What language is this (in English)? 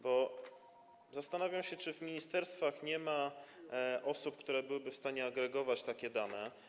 Polish